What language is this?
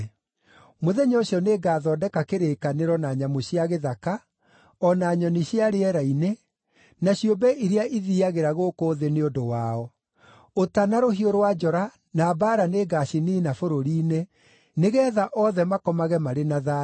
Kikuyu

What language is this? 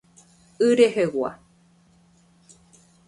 Guarani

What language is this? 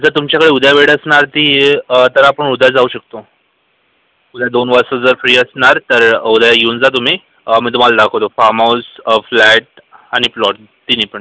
Marathi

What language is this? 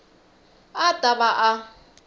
Tsonga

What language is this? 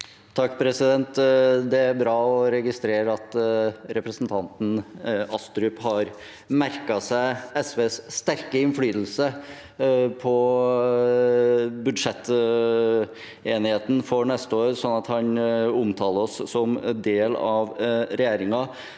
Norwegian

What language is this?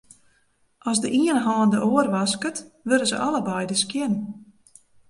Western Frisian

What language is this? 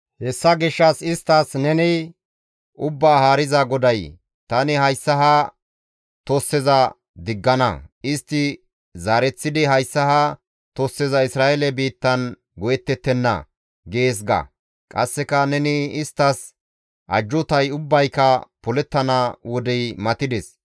Gamo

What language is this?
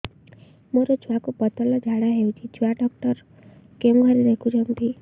Odia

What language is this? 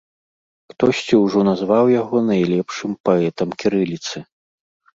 Belarusian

